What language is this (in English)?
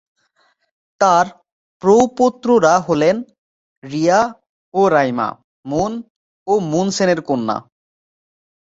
Bangla